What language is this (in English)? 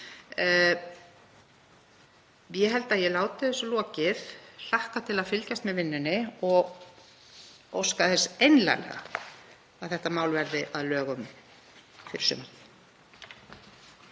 Icelandic